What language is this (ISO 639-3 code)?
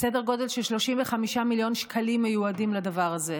heb